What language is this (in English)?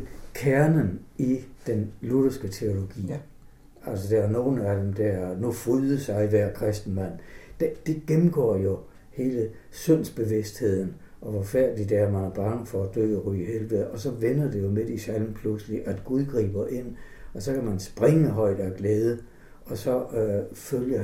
Danish